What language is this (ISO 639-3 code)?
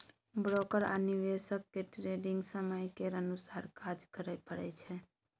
mai